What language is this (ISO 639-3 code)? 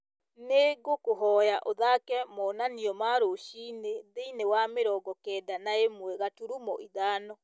kik